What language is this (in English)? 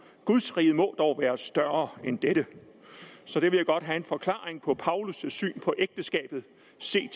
Danish